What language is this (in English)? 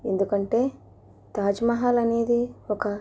Telugu